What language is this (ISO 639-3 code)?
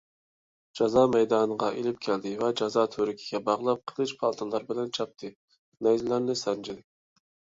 uig